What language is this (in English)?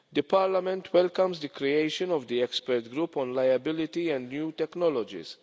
English